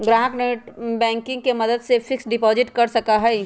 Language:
Magahi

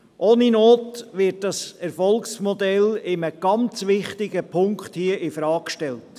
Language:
Swiss German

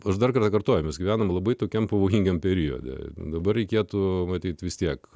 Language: Lithuanian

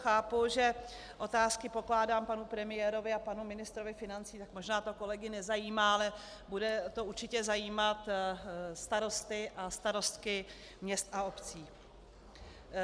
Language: Czech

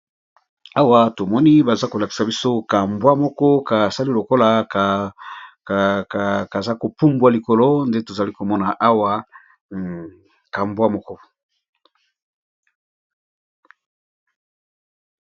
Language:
Lingala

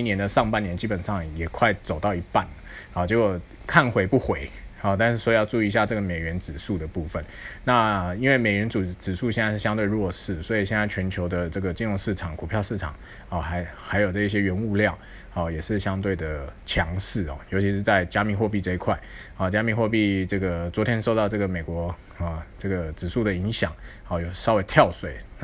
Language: Chinese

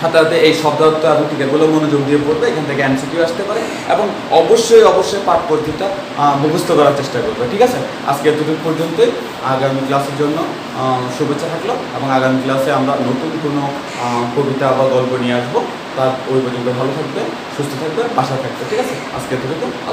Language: Romanian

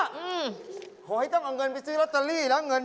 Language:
Thai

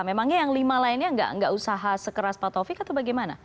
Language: Indonesian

